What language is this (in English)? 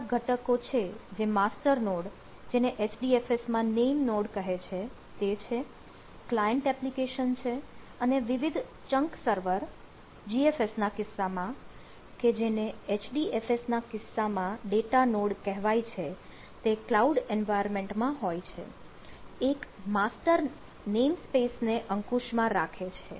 Gujarati